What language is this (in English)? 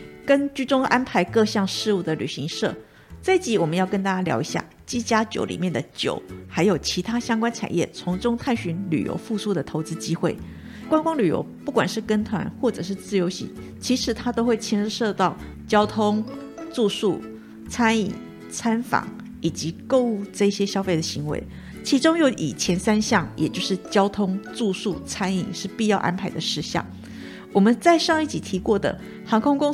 Chinese